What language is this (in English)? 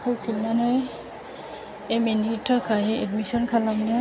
Bodo